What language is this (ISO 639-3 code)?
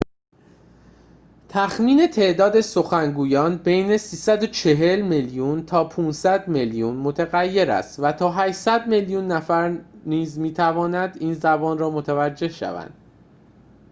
fas